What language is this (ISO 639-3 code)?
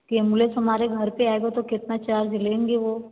hin